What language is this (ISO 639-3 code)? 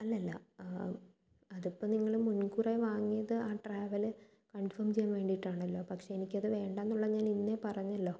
mal